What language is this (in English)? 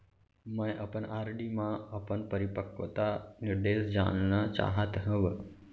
Chhattisgarhi